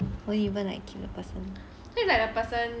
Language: English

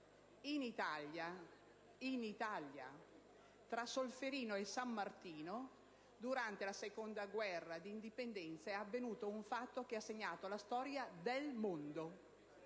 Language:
Italian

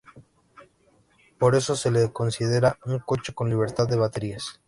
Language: Spanish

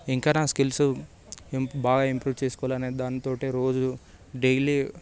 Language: Telugu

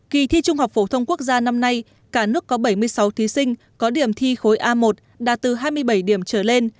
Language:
Vietnamese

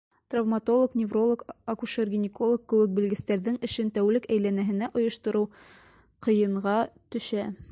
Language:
Bashkir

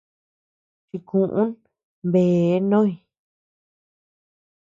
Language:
Tepeuxila Cuicatec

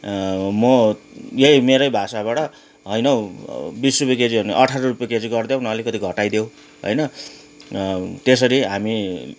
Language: Nepali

